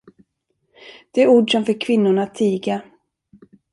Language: Swedish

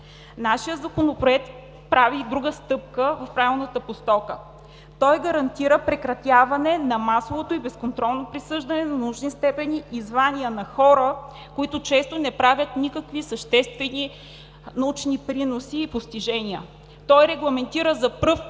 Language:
Bulgarian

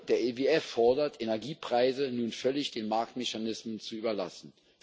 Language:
German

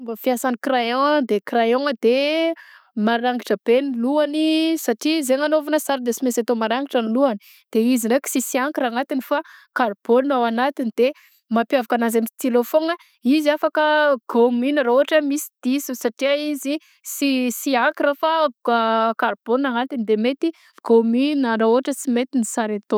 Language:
Southern Betsimisaraka Malagasy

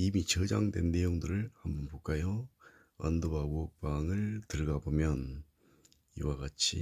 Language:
Korean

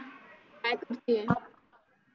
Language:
Marathi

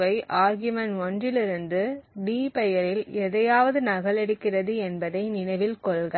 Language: Tamil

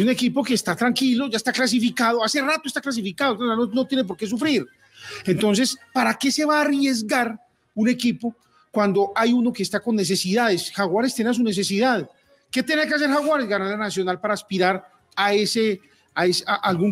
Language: Spanish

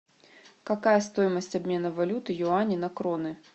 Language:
Russian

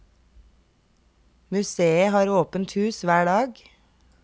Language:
Norwegian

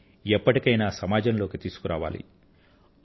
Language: Telugu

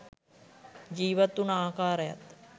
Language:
Sinhala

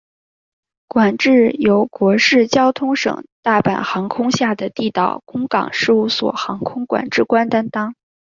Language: Chinese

